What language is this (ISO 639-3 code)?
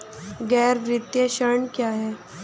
hin